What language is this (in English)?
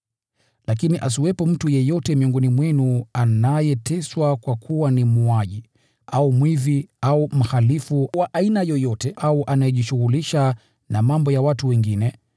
Swahili